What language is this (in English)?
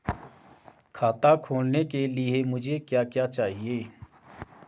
Hindi